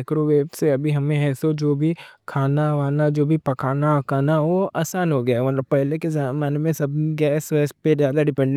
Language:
Deccan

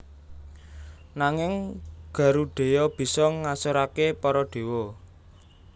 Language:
Javanese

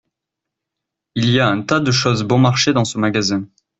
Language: French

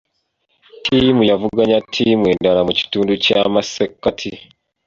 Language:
Ganda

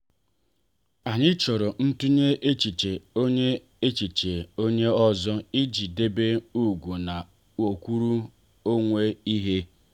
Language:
Igbo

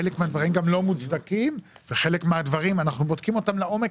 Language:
Hebrew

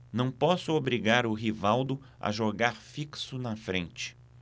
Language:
Portuguese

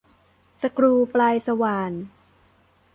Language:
Thai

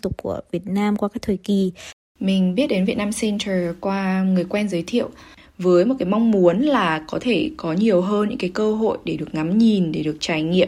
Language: Vietnamese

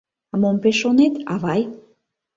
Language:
Mari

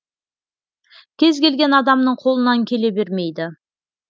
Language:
Kazakh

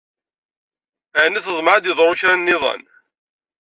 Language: Kabyle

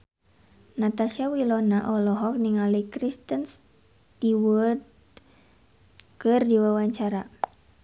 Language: Sundanese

